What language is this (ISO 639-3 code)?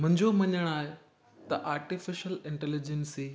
snd